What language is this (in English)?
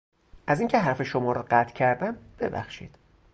Persian